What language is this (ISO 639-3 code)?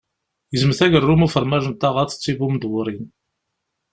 kab